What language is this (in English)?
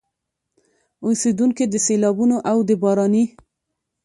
Pashto